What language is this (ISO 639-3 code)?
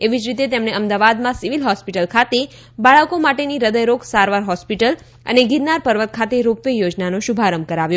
guj